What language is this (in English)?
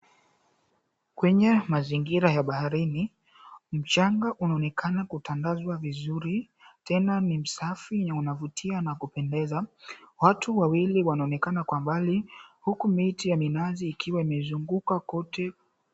Swahili